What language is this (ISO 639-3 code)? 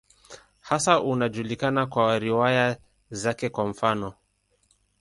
swa